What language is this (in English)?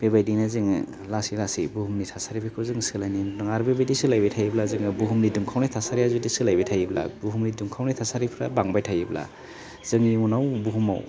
Bodo